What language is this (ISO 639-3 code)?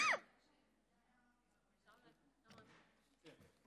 heb